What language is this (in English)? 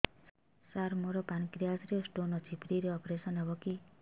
Odia